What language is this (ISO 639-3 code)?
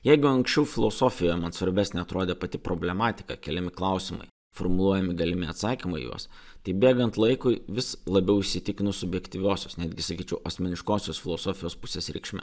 lit